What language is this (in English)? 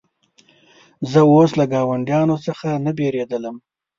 Pashto